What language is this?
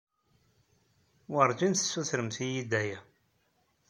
Kabyle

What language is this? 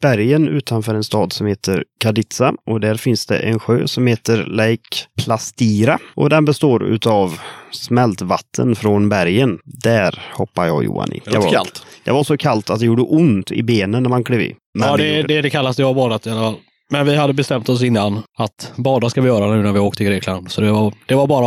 Swedish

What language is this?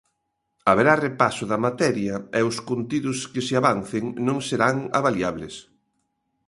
Galician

